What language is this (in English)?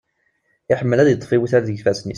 Kabyle